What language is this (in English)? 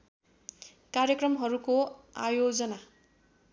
Nepali